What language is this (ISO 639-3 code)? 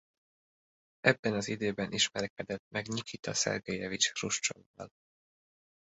hun